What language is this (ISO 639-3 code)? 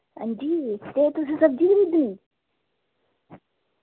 doi